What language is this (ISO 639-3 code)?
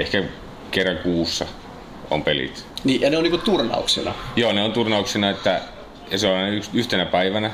fin